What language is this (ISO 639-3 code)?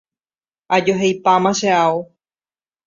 grn